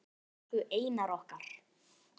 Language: Icelandic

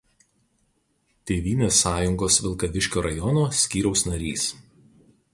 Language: Lithuanian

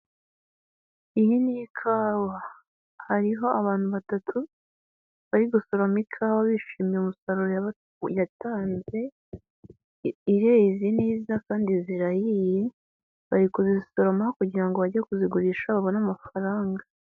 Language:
Kinyarwanda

